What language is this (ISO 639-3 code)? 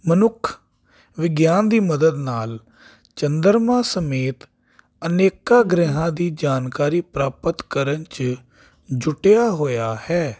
pan